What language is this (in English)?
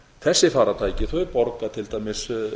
Icelandic